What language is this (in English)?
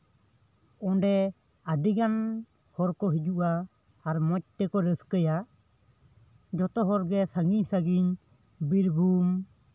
Santali